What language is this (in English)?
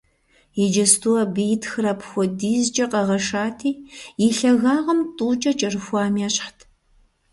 Kabardian